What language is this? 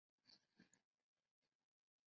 Chinese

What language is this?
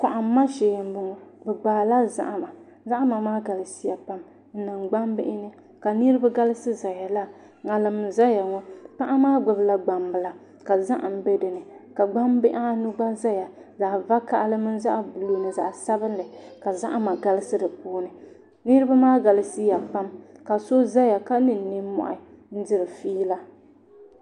Dagbani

